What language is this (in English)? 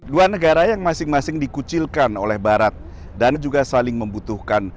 Indonesian